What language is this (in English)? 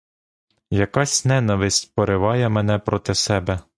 Ukrainian